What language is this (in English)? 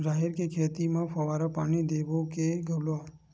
Chhattisgarhi